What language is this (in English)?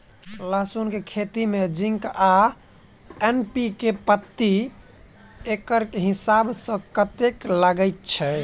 Maithili